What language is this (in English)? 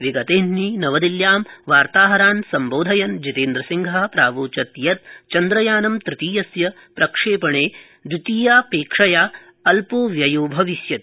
Sanskrit